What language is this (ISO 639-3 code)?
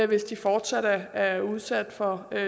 dan